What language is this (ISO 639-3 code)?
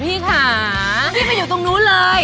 tha